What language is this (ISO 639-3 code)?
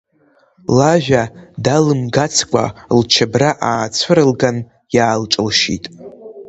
abk